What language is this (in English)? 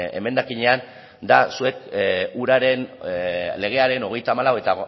Basque